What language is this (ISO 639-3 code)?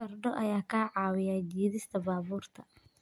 som